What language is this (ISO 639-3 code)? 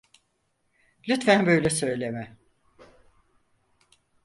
tur